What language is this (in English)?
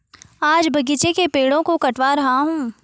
Hindi